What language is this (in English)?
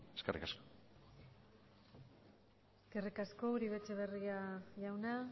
Basque